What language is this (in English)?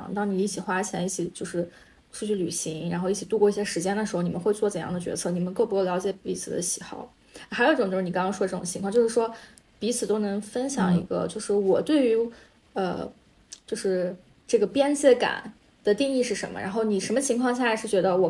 Chinese